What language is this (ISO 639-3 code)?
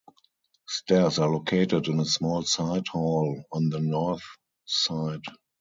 eng